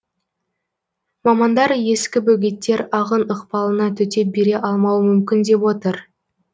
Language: Kazakh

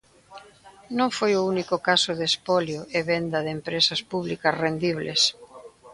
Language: Galician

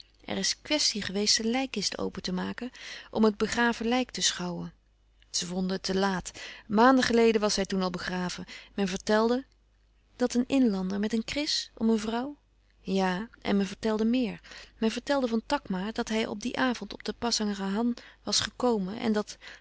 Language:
Dutch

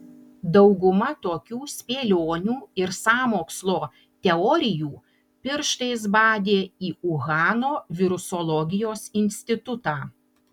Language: Lithuanian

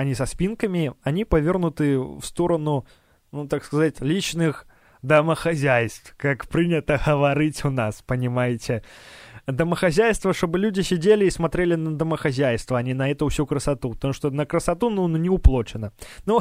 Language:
Russian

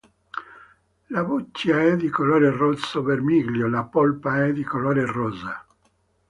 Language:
Italian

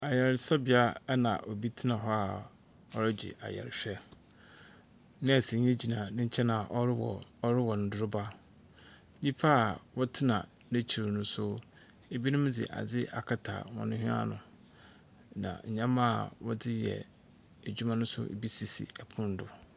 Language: Akan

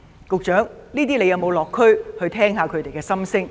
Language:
Cantonese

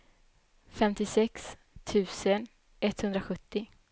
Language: Swedish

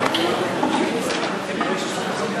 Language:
Hebrew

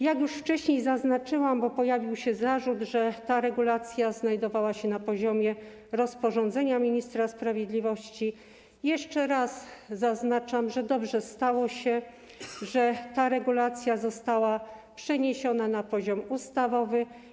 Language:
Polish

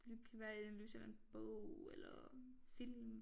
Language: Danish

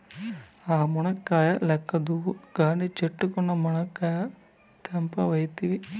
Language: Telugu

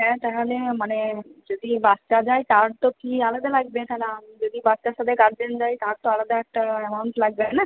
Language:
Bangla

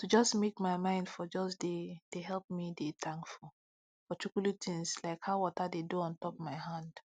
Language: Nigerian Pidgin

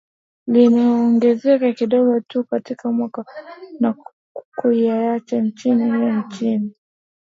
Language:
Swahili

